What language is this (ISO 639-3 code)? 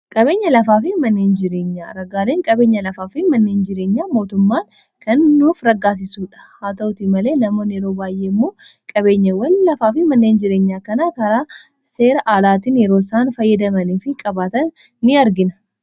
orm